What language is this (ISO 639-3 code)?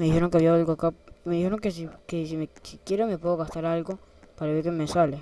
spa